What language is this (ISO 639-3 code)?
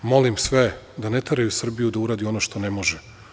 srp